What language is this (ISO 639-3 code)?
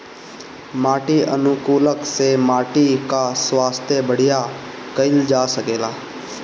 bho